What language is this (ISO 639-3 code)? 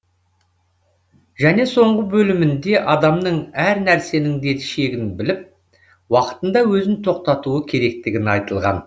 kaz